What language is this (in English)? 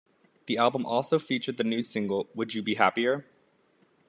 English